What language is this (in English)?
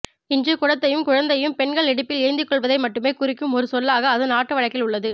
Tamil